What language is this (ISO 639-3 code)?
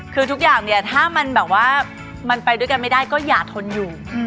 tha